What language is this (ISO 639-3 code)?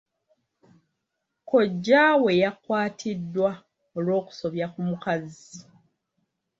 lug